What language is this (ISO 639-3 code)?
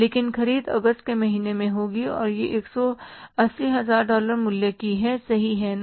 hin